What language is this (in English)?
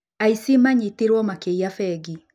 Kikuyu